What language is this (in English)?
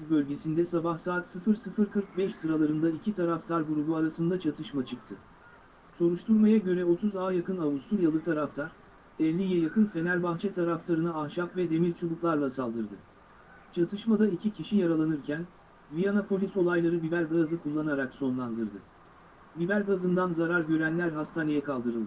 Turkish